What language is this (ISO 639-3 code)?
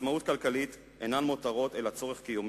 heb